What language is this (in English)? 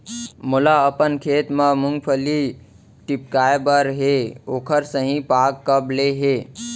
Chhattisgarhi